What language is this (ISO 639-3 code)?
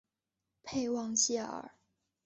zho